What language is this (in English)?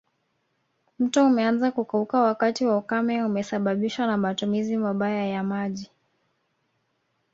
Swahili